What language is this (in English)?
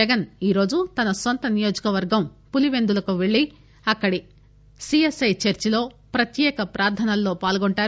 Telugu